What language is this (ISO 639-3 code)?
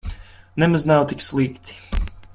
lav